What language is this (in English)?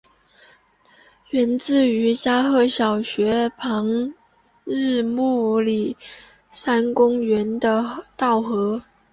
Chinese